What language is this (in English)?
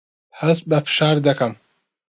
Central Kurdish